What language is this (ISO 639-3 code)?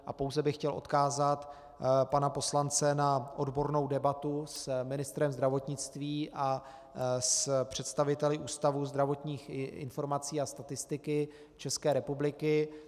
ces